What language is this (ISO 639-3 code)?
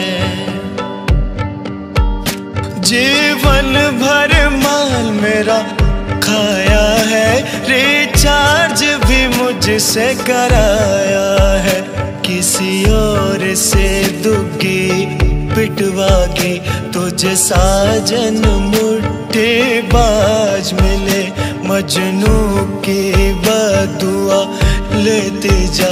hin